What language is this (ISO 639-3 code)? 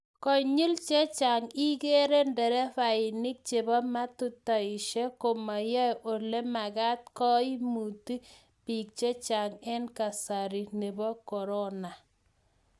kln